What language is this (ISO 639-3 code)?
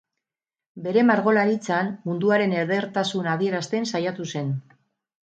eus